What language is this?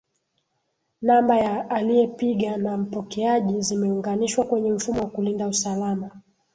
Swahili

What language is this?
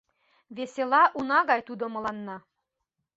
Mari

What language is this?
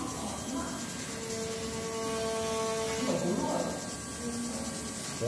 Korean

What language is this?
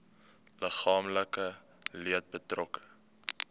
Afrikaans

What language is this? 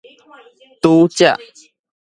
Min Nan Chinese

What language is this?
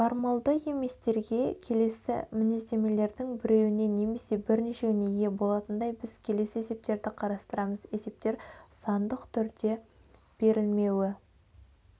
Kazakh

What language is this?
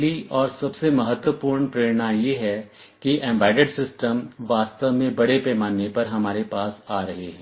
Hindi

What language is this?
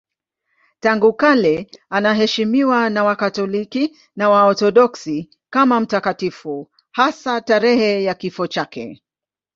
Swahili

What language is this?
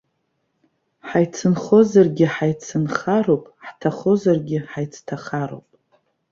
Abkhazian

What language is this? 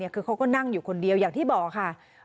Thai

